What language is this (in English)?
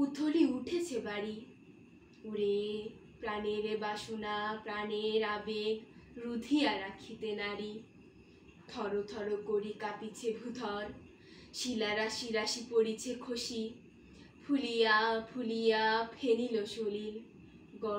Korean